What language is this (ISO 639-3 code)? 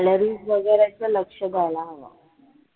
mar